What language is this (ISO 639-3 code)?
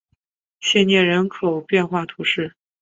zho